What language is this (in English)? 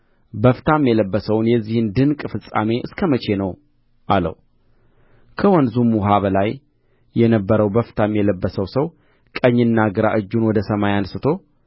Amharic